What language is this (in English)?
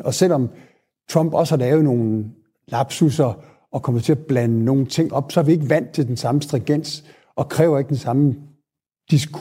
Danish